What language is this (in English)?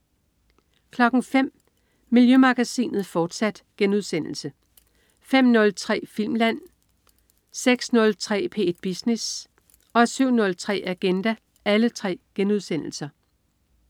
Danish